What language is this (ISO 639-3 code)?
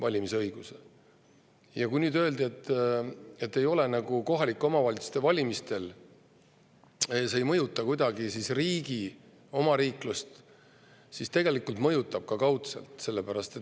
est